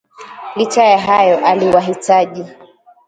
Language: Swahili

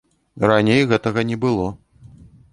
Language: Belarusian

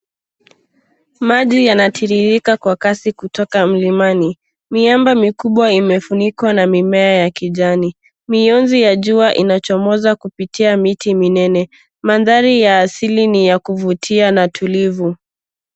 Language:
Swahili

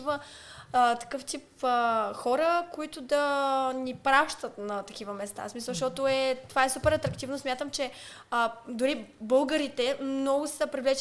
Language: Bulgarian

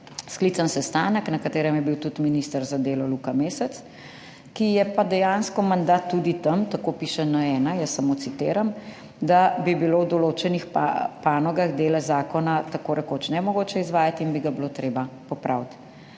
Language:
Slovenian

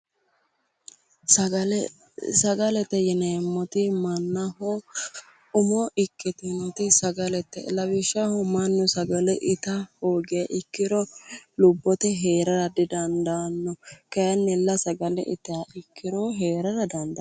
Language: Sidamo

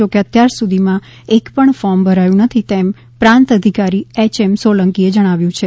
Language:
Gujarati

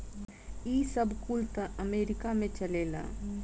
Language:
Bhojpuri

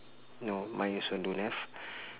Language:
English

